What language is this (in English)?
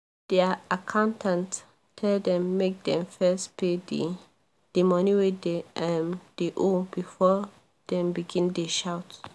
Nigerian Pidgin